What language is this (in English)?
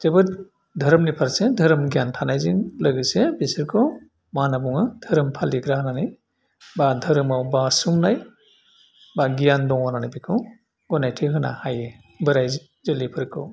Bodo